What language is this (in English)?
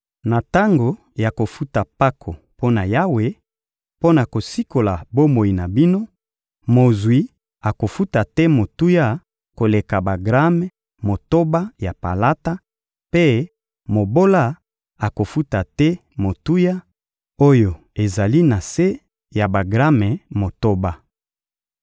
Lingala